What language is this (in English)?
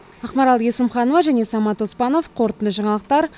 Kazakh